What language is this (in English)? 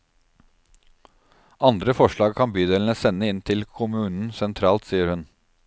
Norwegian